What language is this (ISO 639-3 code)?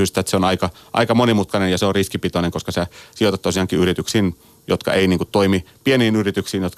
fin